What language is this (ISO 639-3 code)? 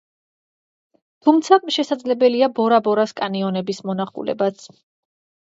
kat